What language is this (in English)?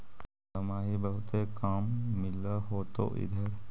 Magahi